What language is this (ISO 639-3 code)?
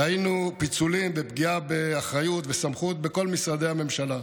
heb